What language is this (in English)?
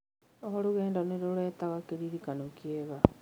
Kikuyu